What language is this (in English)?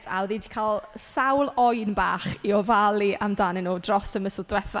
Welsh